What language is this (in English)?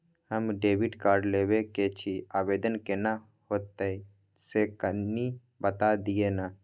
Maithili